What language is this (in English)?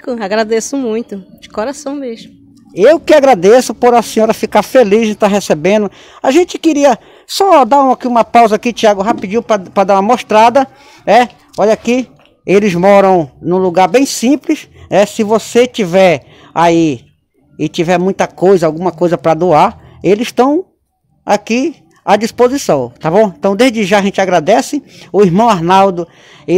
Portuguese